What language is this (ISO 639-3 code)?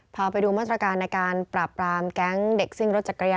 tha